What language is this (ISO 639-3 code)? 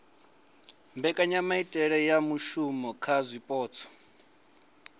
ven